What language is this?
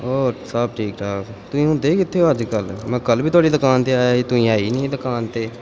Punjabi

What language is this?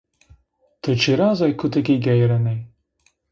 Zaza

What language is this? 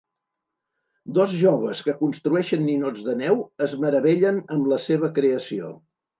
Catalan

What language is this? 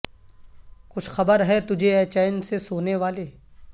Urdu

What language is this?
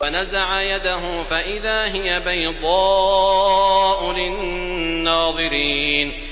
Arabic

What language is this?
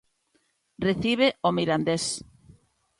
Galician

